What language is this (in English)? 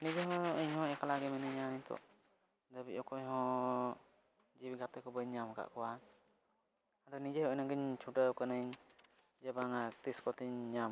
Santali